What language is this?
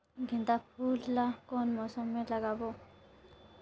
Chhattisgarhi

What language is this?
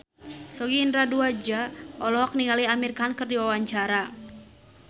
Sundanese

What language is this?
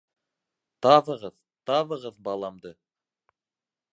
Bashkir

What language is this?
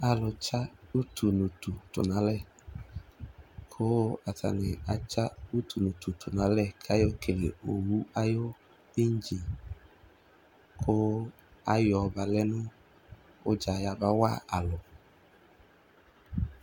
Ikposo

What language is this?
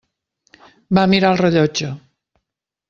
Catalan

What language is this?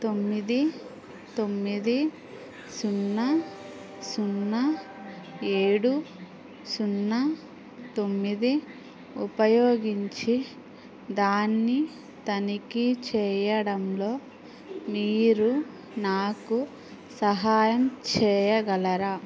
Telugu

